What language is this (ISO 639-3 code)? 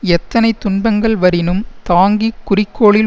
tam